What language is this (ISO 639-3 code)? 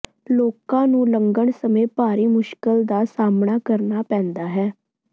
pan